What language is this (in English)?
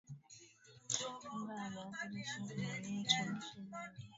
Swahili